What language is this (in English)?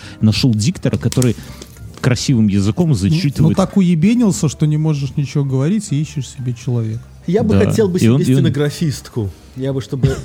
Russian